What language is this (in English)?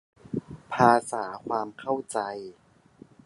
Thai